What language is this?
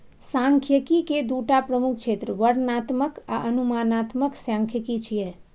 Maithili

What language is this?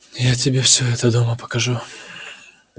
Russian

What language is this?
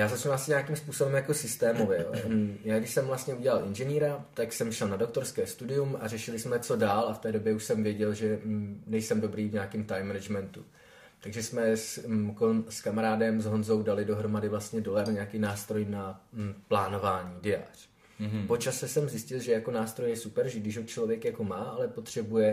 Czech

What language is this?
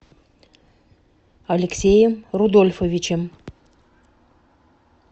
Russian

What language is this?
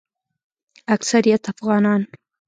Pashto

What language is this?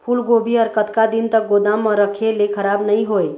Chhattisgarhi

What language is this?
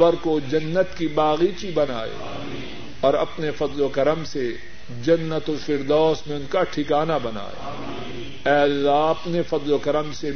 Urdu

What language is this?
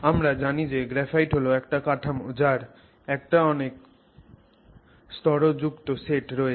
Bangla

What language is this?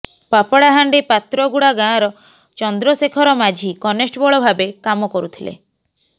Odia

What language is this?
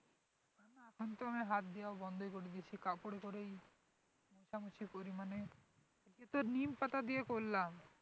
Bangla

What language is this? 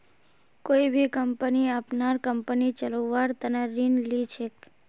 Magahi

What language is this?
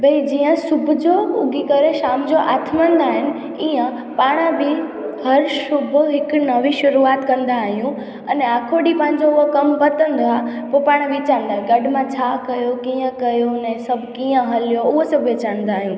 Sindhi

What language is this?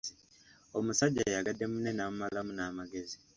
Ganda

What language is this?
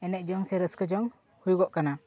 Santali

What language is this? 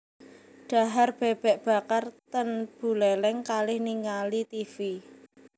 Javanese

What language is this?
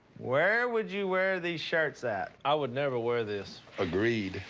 English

